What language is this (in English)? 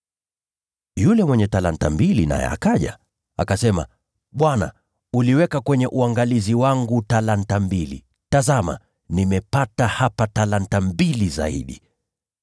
Swahili